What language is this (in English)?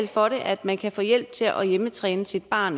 Danish